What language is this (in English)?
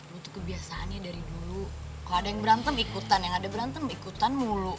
Indonesian